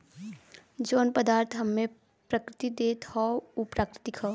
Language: Bhojpuri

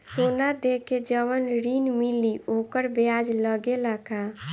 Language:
Bhojpuri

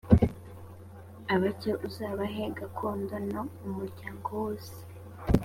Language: Kinyarwanda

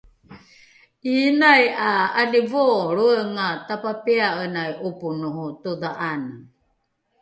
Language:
Rukai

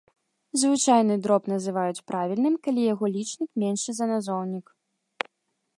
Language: Belarusian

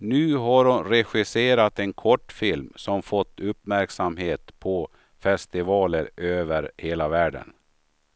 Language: Swedish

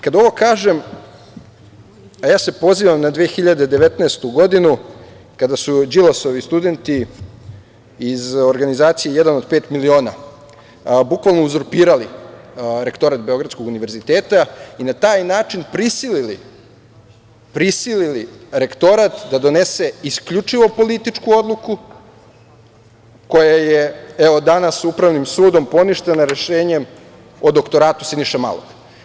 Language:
Serbian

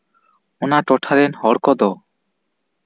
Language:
Santali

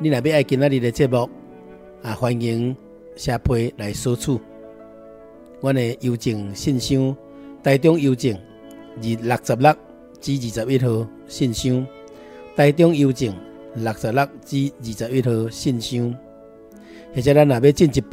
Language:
Chinese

